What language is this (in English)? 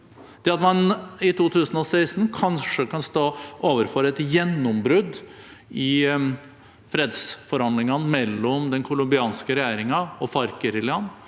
Norwegian